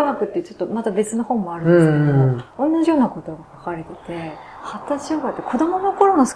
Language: Japanese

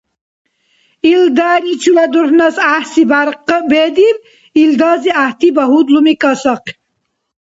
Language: Dargwa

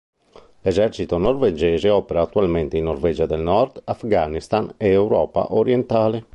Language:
Italian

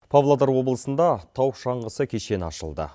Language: Kazakh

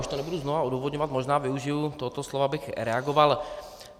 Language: Czech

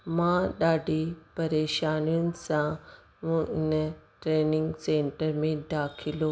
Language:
Sindhi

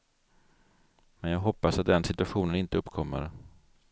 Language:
Swedish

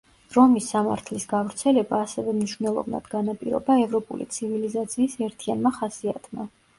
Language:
Georgian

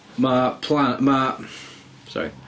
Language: Welsh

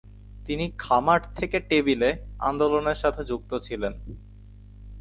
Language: Bangla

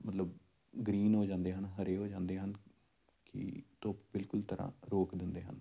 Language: Punjabi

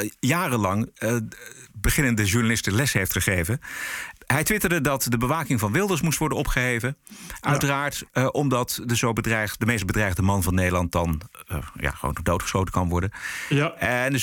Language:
Dutch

